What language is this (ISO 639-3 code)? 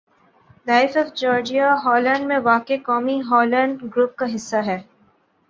urd